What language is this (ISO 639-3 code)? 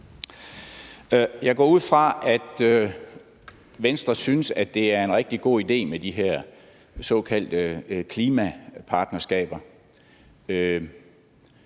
dan